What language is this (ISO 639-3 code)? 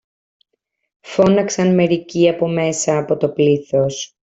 ell